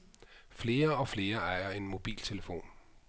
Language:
Danish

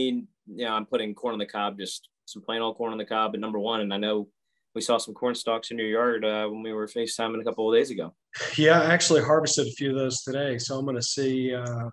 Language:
English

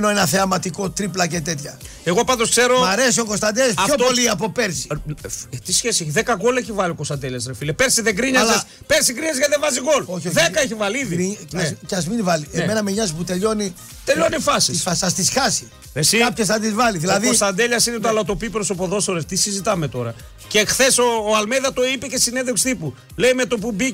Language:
Greek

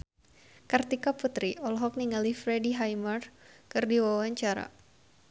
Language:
Sundanese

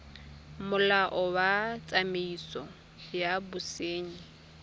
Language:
Tswana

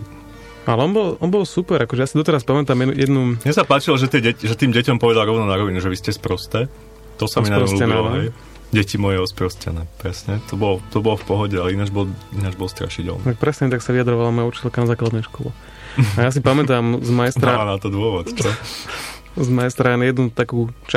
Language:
Slovak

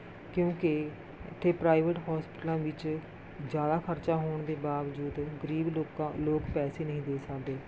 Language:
Punjabi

